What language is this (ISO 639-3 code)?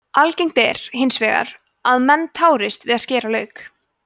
isl